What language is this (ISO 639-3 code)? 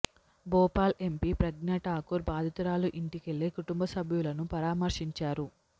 tel